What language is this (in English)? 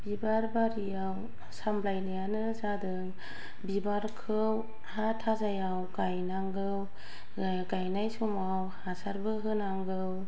Bodo